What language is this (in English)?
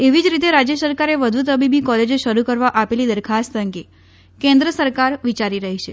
Gujarati